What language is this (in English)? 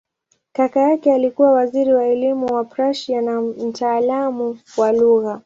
Swahili